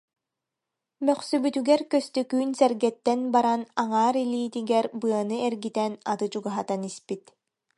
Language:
Yakut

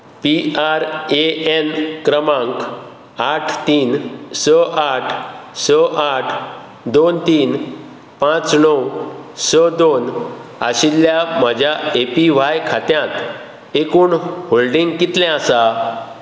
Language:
Konkani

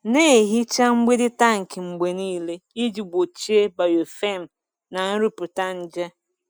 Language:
Igbo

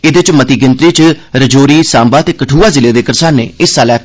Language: Dogri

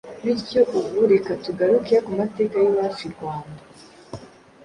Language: Kinyarwanda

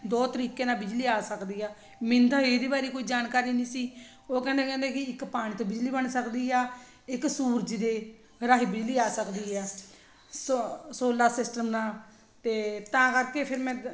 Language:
Punjabi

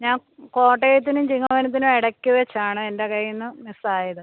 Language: Malayalam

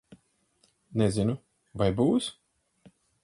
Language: Latvian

